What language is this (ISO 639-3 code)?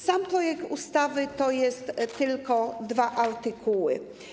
pol